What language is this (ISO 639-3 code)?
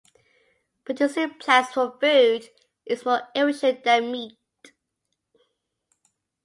eng